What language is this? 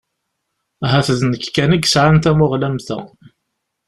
Kabyle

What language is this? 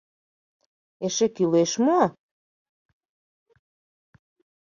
Mari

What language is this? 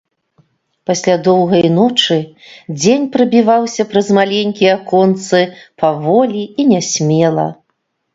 Belarusian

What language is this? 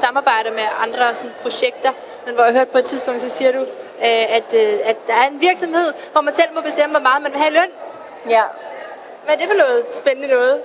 Danish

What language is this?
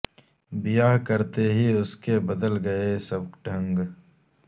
Urdu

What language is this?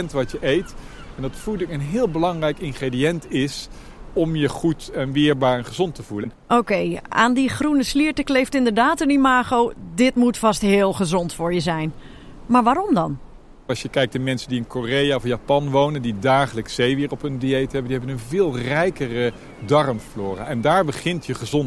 Dutch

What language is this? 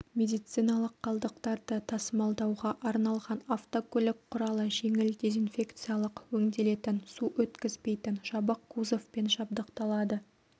Kazakh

